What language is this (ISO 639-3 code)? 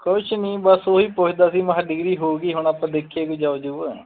pan